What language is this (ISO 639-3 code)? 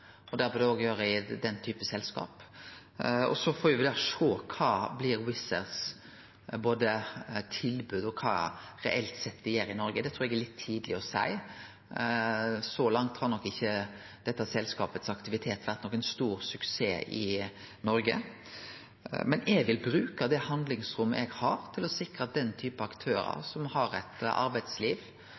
nno